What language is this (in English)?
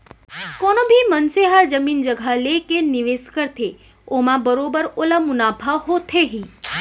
Chhattisgarhi